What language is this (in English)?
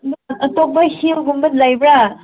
Manipuri